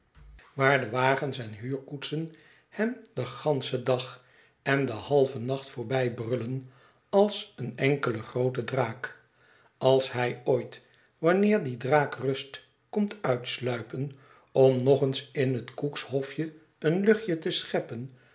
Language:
Dutch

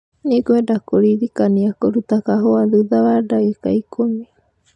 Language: Kikuyu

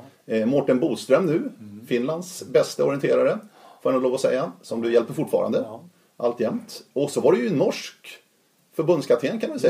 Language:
Swedish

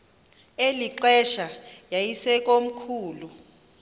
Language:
Xhosa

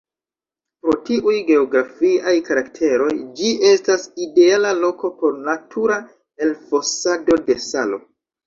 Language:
Esperanto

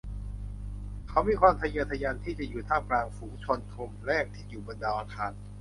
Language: Thai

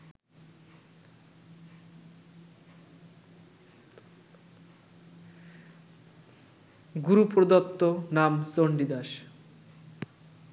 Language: Bangla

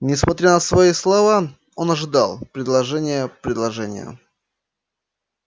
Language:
Russian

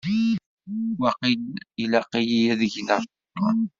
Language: Kabyle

